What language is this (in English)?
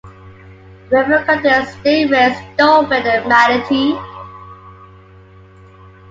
English